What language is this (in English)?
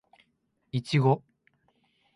Japanese